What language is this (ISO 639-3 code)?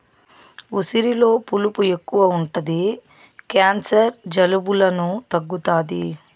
tel